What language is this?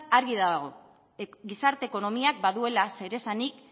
Basque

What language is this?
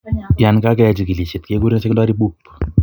Kalenjin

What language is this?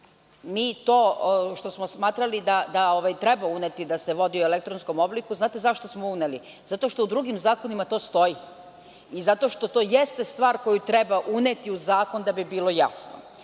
Serbian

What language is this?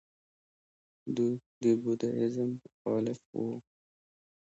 Pashto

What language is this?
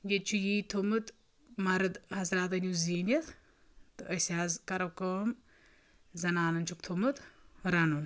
Kashmiri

